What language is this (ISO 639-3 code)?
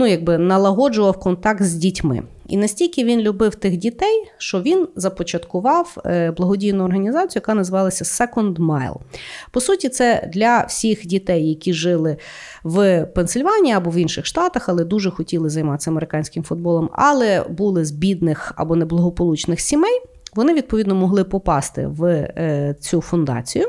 ukr